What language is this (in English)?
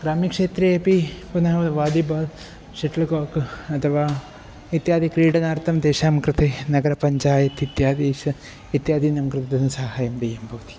Sanskrit